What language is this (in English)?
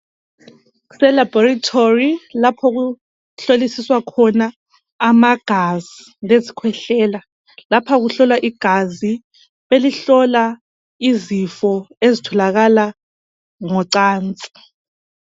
North Ndebele